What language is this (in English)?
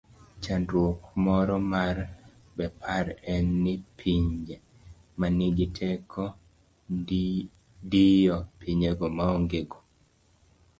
Luo (Kenya and Tanzania)